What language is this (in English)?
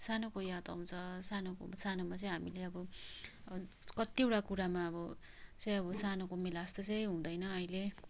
Nepali